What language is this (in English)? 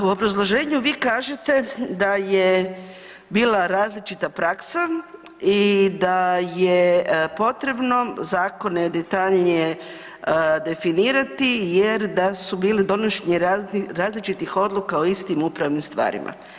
Croatian